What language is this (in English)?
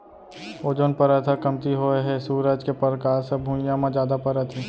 Chhattisgarhi